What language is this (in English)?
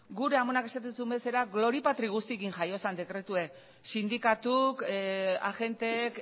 Basque